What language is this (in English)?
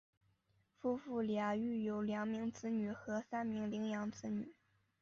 Chinese